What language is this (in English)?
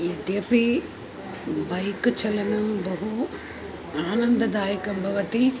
Sanskrit